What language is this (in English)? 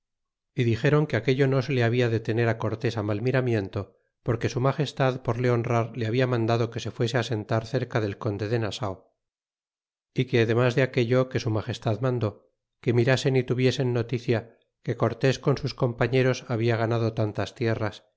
Spanish